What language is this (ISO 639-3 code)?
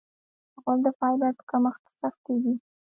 pus